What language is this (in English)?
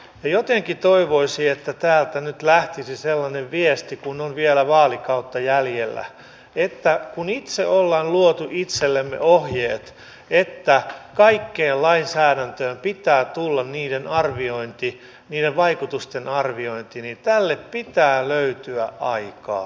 Finnish